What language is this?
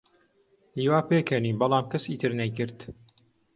Central Kurdish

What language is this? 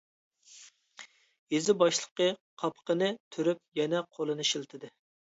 Uyghur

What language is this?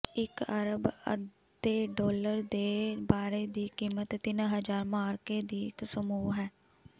Punjabi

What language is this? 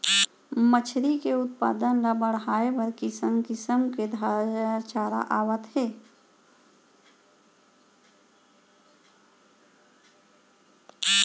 Chhattisgarhi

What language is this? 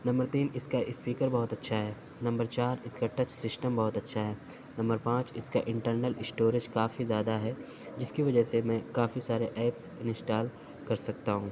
Urdu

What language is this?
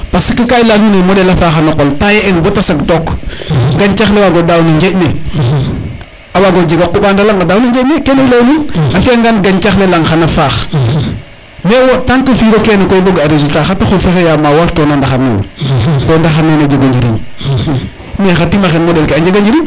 Serer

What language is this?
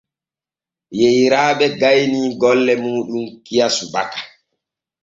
Borgu Fulfulde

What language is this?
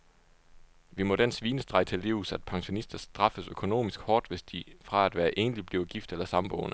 Danish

